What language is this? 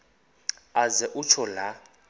Xhosa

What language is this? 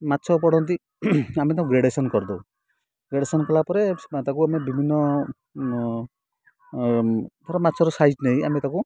Odia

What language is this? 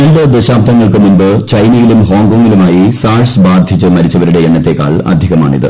Malayalam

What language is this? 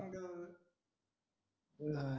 Marathi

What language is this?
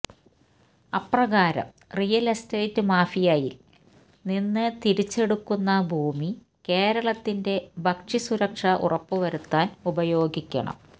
Malayalam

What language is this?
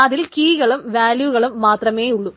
Malayalam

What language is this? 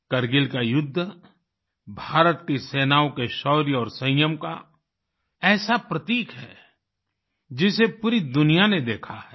Hindi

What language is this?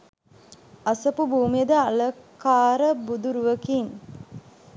Sinhala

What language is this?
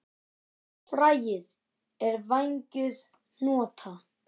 Icelandic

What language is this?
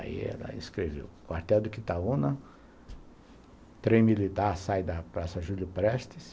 Portuguese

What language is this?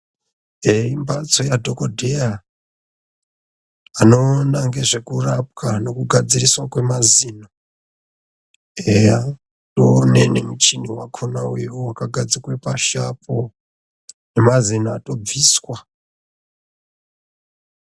Ndau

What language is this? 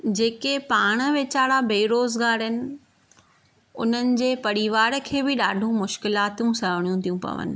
Sindhi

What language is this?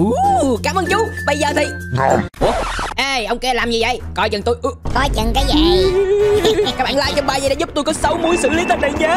Vietnamese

